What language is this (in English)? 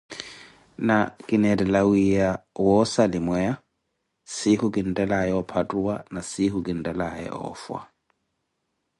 Koti